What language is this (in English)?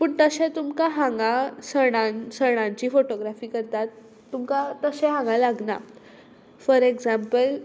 Konkani